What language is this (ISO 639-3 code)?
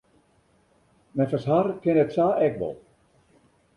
fry